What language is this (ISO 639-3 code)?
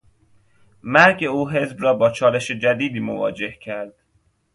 fas